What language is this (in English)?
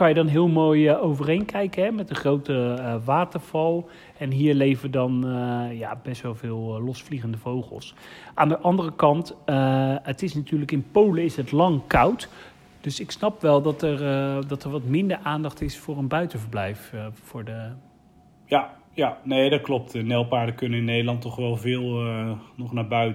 Dutch